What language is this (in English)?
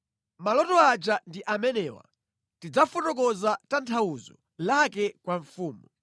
Nyanja